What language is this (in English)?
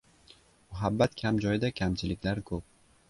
Uzbek